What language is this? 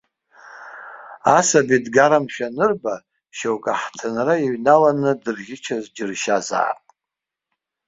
Abkhazian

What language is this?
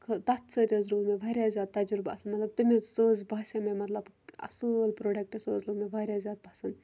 Kashmiri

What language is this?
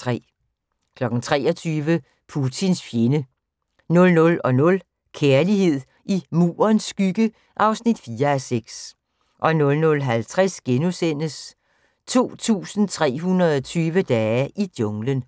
Danish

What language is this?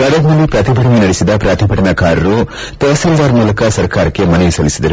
Kannada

